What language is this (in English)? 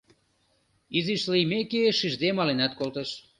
Mari